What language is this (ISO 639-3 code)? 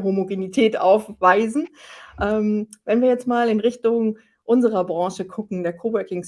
deu